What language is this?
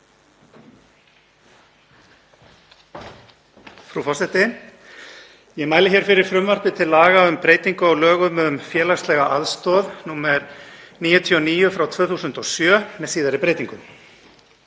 Icelandic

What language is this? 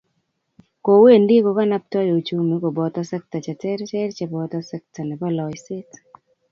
Kalenjin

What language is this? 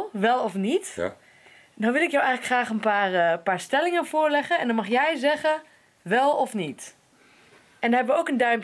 Dutch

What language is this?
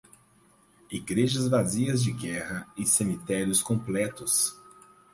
Portuguese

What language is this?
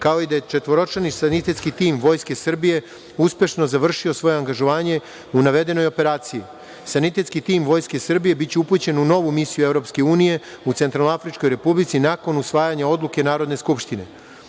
Serbian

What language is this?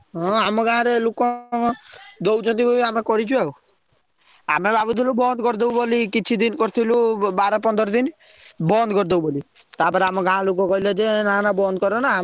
Odia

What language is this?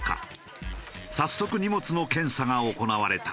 Japanese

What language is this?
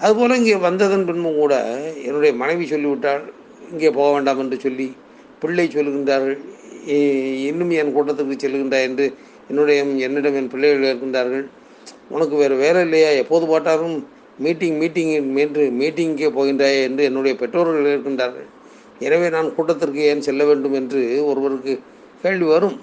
Tamil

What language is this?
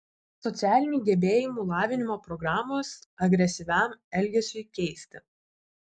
Lithuanian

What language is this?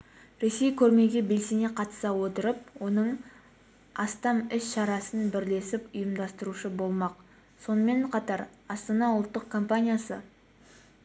Kazakh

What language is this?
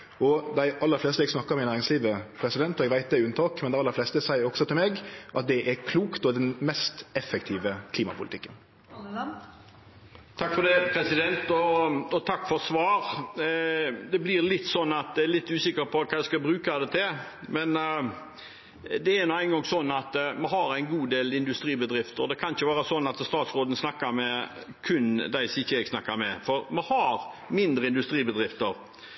Norwegian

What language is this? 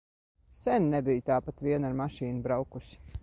Latvian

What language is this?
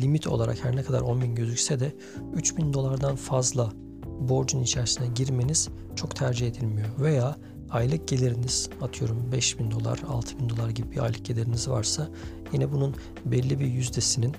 Turkish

